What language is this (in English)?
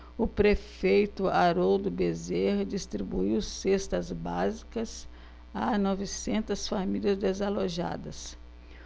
Portuguese